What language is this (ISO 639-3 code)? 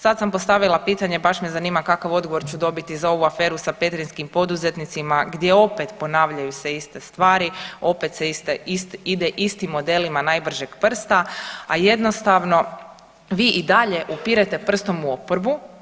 hrv